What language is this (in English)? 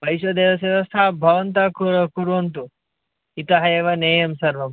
Sanskrit